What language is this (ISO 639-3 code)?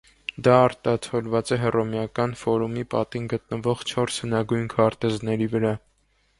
hye